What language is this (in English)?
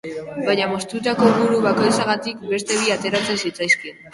Basque